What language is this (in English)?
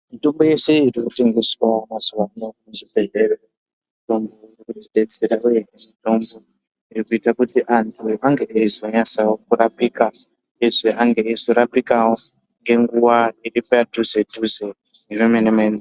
Ndau